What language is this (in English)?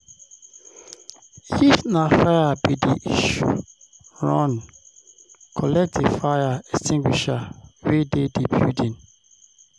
Nigerian Pidgin